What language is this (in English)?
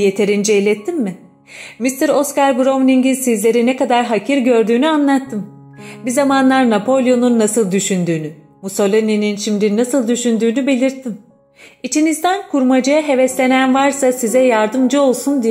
Turkish